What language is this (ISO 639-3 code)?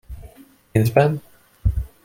hun